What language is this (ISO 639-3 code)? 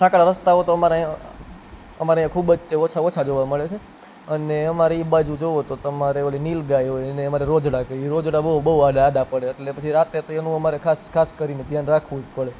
guj